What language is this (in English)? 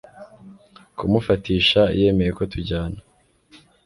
Kinyarwanda